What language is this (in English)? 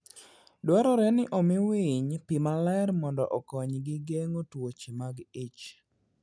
Luo (Kenya and Tanzania)